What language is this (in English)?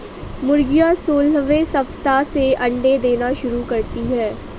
Hindi